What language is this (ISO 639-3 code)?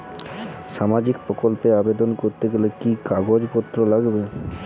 ben